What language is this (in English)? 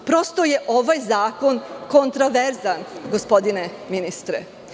Serbian